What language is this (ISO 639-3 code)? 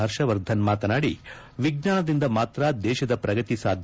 kan